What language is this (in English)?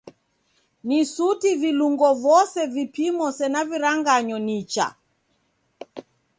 Taita